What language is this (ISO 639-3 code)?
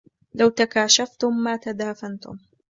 ara